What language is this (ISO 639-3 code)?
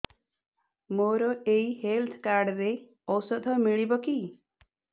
ori